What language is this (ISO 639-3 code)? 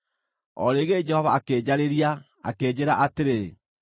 kik